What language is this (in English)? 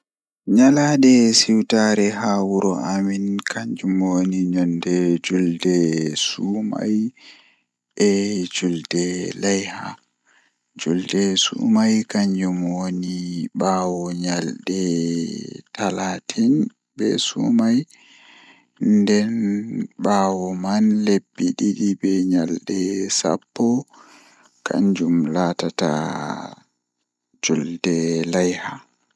Fula